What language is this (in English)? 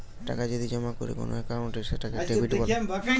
Bangla